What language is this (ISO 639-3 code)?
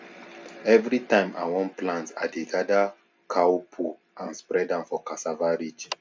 pcm